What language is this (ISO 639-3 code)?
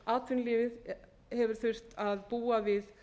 isl